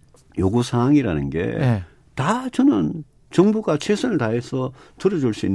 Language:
Korean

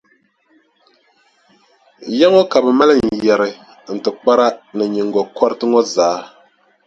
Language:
Dagbani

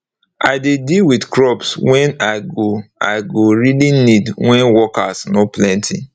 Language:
Nigerian Pidgin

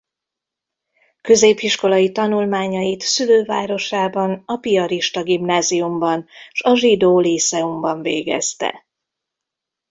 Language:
Hungarian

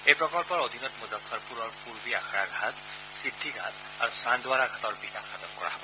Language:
Assamese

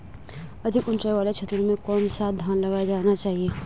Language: Hindi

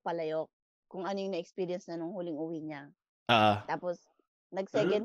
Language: Filipino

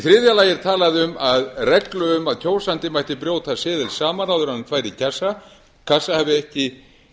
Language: Icelandic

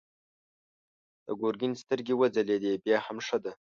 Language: Pashto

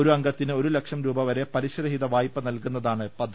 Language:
Malayalam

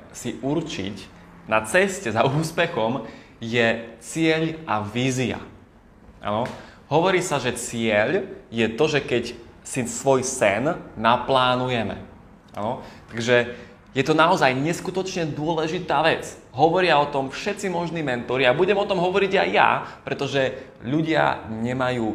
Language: Slovak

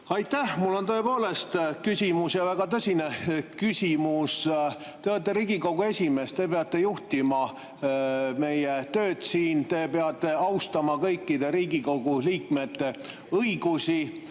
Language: Estonian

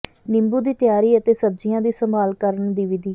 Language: Punjabi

